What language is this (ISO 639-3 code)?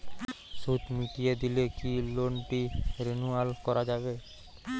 ben